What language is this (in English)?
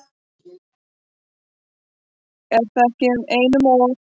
Icelandic